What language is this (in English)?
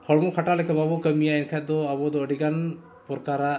Santali